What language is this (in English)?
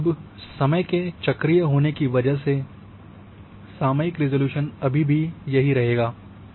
Hindi